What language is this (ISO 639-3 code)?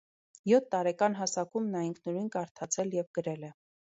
hye